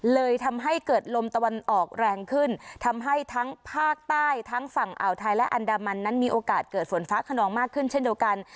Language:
Thai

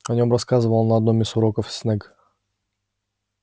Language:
Russian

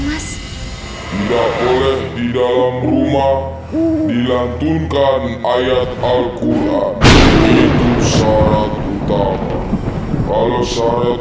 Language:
Indonesian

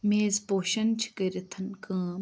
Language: Kashmiri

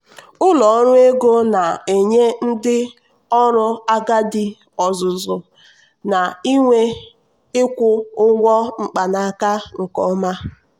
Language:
Igbo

